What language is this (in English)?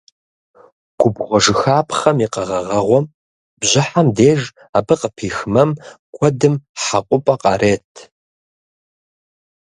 Kabardian